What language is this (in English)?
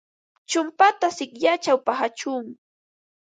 Ambo-Pasco Quechua